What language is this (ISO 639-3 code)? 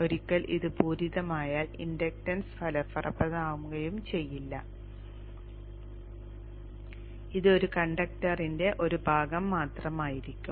mal